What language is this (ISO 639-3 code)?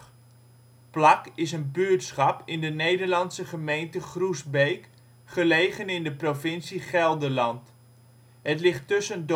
nld